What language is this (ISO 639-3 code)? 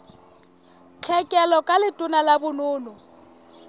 sot